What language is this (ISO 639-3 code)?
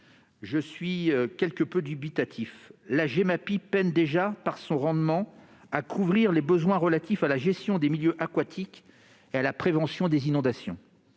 fra